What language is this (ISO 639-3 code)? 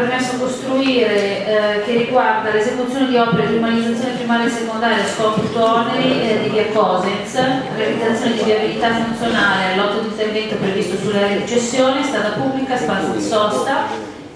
ita